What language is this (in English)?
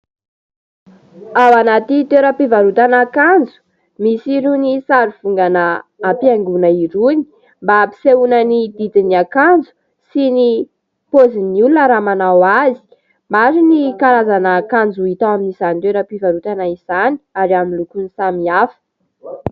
Malagasy